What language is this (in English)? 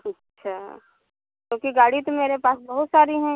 Hindi